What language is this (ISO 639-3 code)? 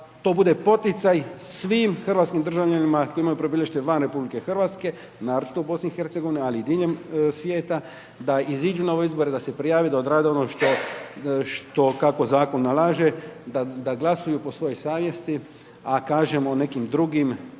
hrv